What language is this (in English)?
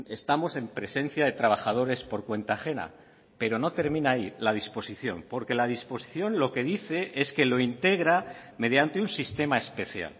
Spanish